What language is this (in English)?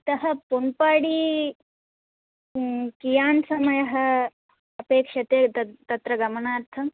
Sanskrit